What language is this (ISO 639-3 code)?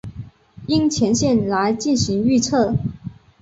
zho